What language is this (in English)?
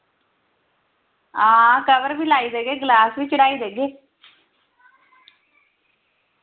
Dogri